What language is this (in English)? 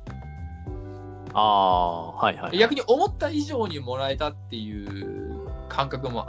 Japanese